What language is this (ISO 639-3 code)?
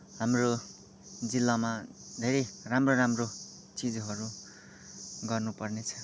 nep